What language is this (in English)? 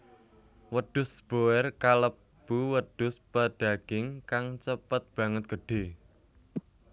Javanese